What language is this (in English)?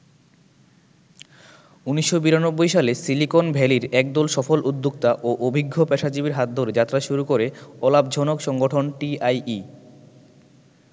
Bangla